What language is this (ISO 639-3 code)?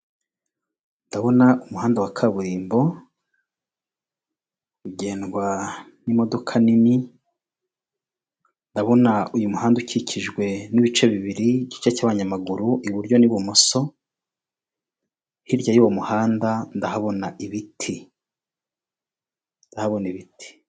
kin